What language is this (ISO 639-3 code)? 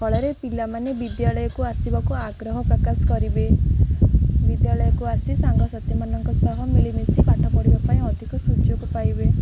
ori